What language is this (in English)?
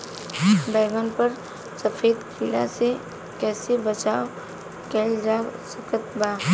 Bhojpuri